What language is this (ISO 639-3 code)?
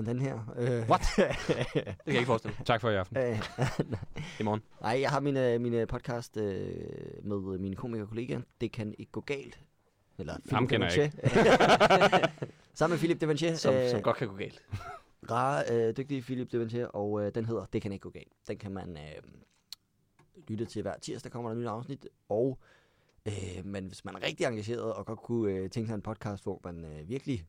dan